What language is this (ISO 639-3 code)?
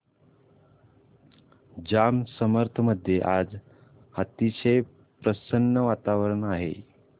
mar